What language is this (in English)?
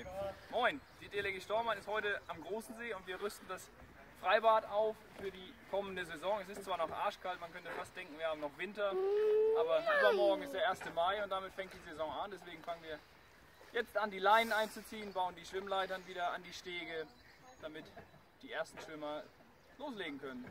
German